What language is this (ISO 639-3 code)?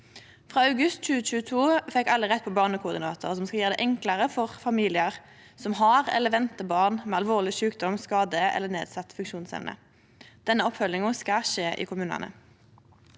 nor